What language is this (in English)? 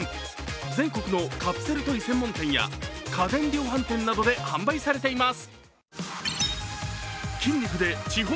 Japanese